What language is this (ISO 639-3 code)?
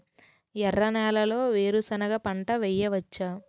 tel